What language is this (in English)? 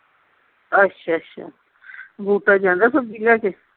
Punjabi